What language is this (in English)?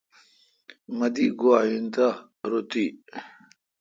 Kalkoti